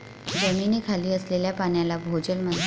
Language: Marathi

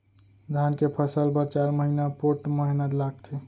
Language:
Chhattisgarhi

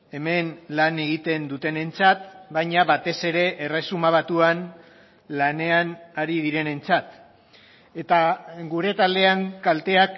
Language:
Basque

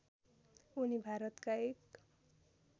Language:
Nepali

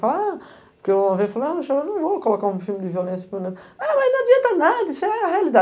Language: Portuguese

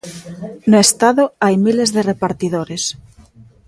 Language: Galician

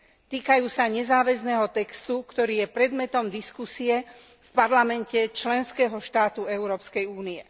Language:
Slovak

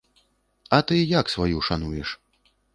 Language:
Belarusian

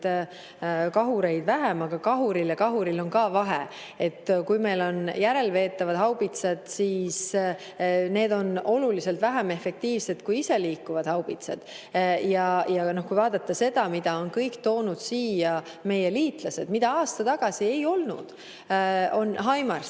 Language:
Estonian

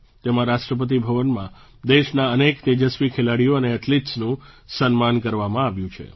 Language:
Gujarati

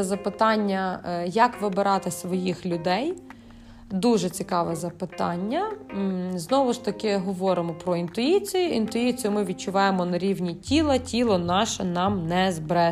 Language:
Ukrainian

